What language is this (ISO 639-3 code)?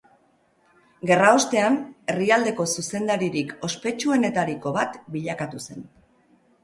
eus